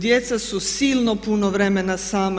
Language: Croatian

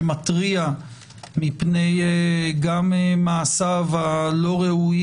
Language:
Hebrew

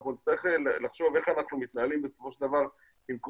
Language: Hebrew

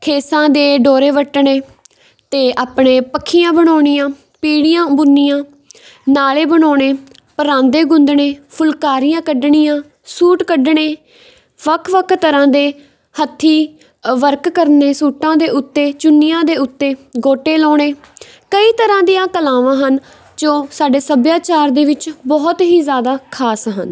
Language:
Punjabi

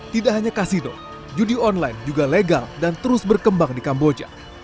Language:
Indonesian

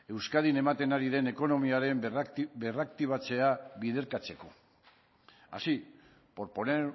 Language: Basque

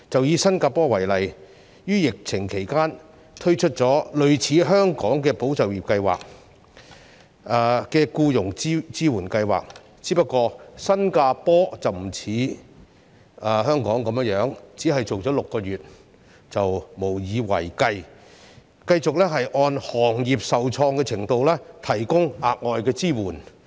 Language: Cantonese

